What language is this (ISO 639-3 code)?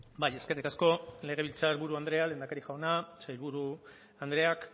eus